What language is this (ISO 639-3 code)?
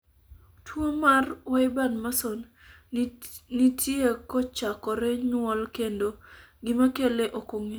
luo